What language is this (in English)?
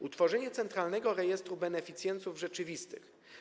Polish